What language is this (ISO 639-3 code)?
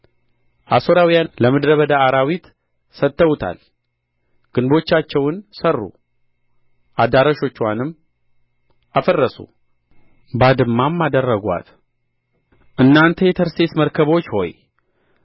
amh